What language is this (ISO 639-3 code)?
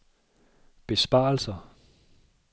dan